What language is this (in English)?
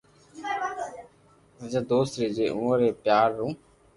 Loarki